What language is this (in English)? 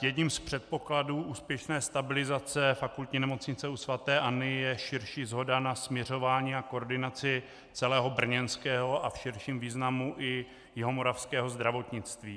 Czech